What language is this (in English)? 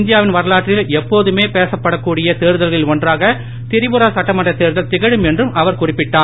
Tamil